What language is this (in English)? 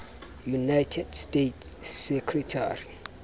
Southern Sotho